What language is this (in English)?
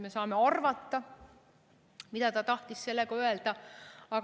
Estonian